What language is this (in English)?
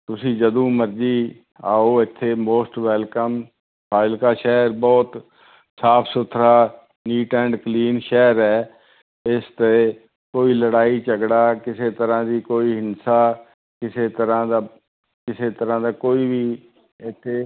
Punjabi